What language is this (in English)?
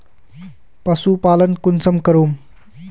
Magahi